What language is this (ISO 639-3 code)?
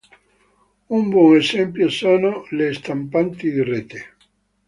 ita